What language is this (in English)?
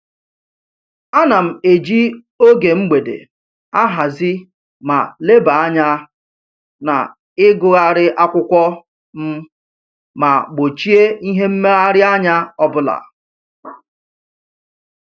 Igbo